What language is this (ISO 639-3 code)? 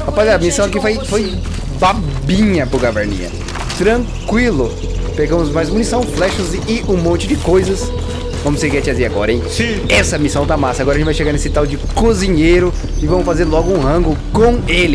por